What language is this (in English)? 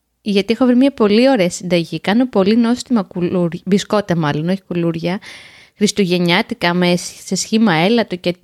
Greek